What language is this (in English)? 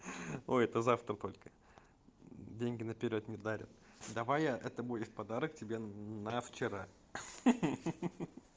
Russian